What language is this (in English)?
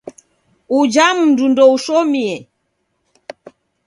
Taita